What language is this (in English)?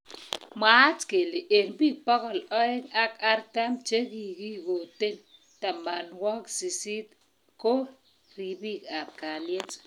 Kalenjin